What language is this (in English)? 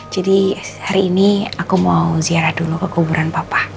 Indonesian